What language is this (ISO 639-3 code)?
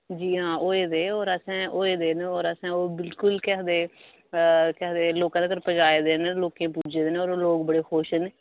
doi